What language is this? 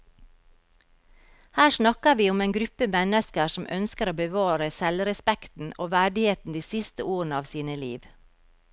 Norwegian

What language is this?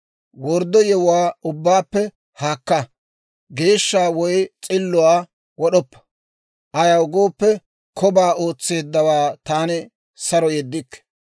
Dawro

